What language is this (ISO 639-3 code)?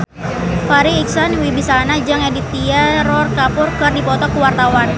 sun